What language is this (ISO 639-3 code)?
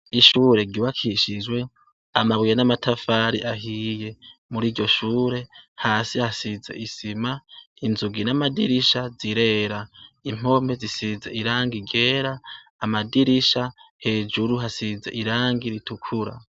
run